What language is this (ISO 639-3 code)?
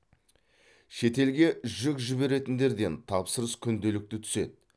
kaz